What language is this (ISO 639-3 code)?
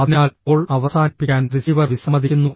mal